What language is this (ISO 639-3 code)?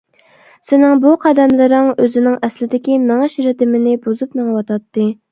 uig